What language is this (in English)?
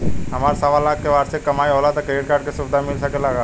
Bhojpuri